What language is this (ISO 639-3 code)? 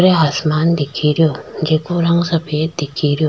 raj